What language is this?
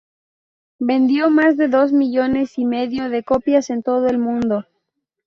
Spanish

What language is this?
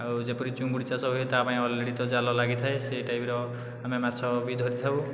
Odia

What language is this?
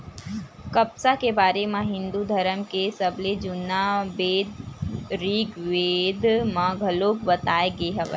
Chhattisgarhi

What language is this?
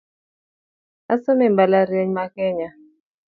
Luo (Kenya and Tanzania)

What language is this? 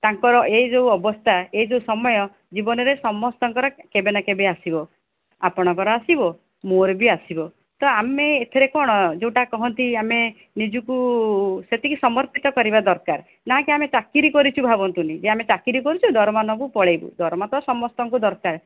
Odia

